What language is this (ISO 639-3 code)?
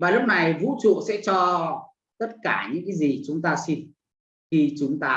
vie